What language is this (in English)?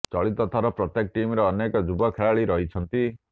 Odia